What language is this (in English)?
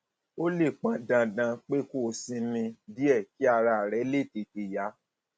Yoruba